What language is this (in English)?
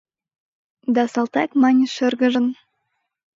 Mari